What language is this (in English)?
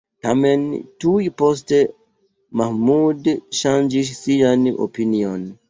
Esperanto